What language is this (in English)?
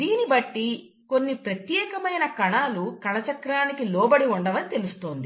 Telugu